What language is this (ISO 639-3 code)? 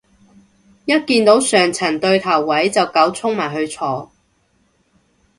yue